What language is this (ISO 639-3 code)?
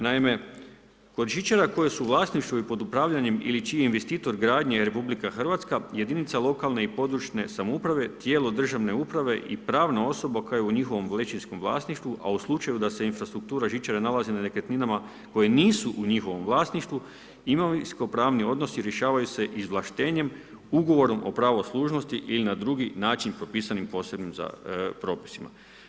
hrv